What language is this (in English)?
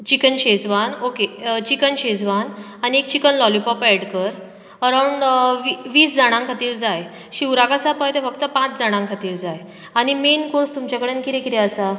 Konkani